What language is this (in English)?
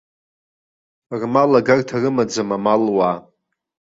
Abkhazian